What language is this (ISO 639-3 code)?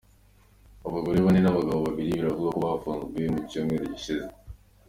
kin